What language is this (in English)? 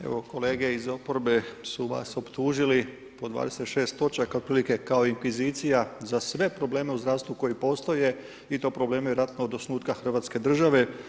Croatian